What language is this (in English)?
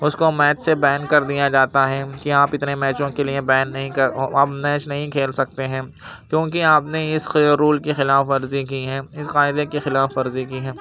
Urdu